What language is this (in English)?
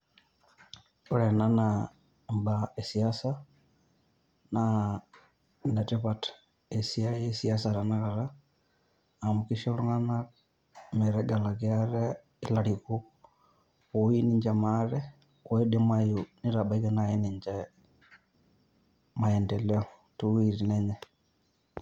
Masai